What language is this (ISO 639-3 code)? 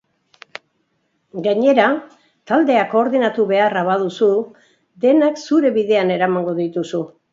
eus